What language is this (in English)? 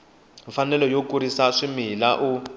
Tsonga